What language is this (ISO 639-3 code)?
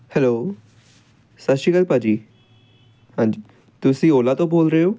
pan